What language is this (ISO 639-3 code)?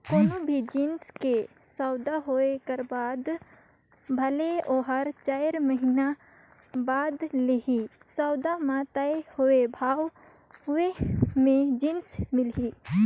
hne